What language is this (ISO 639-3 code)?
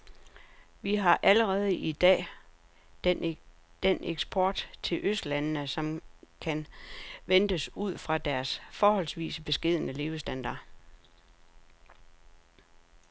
dan